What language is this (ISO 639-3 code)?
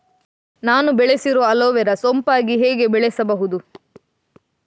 kan